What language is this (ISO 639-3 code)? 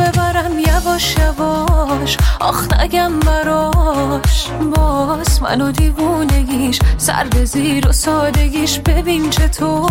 fas